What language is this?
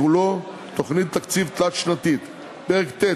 Hebrew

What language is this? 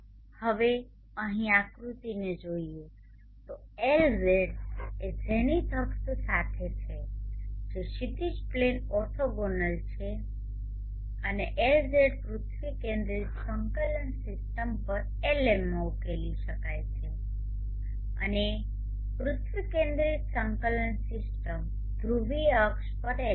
Gujarati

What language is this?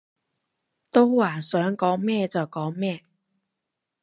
Cantonese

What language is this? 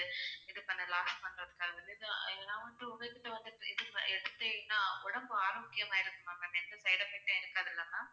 Tamil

